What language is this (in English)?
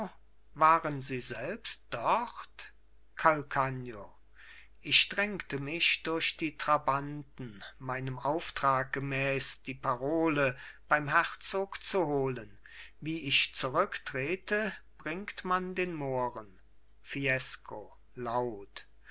German